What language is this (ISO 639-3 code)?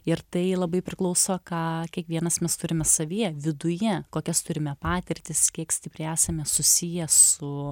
lit